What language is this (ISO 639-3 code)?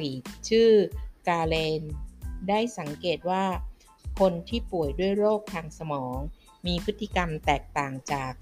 tha